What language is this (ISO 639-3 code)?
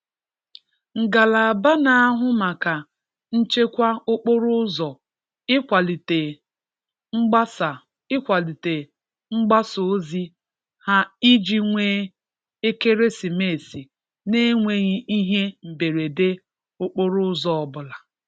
ibo